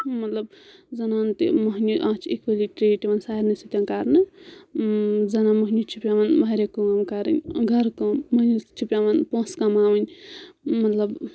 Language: Kashmiri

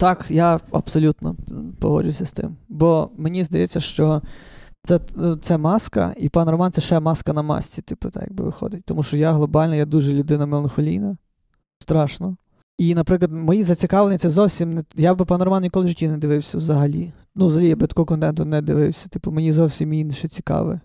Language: Ukrainian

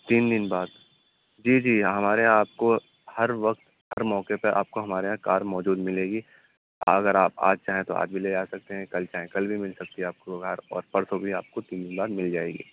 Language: Urdu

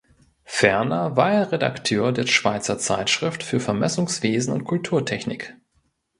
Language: German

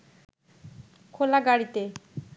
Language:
Bangla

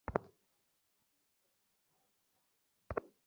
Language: Bangla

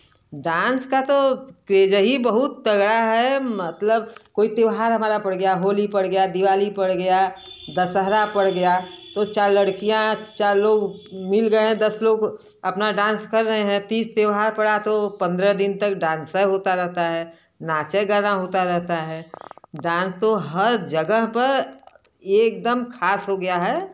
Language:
Hindi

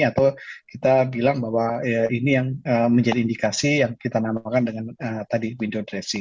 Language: Indonesian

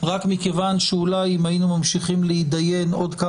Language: Hebrew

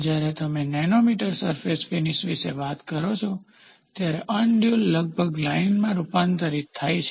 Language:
Gujarati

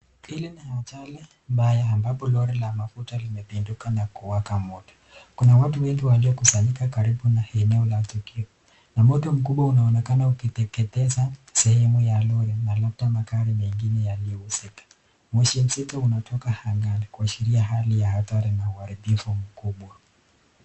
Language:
Swahili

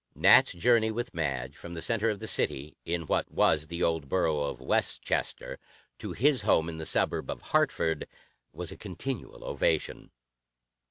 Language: English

